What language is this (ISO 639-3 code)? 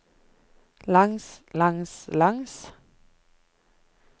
nor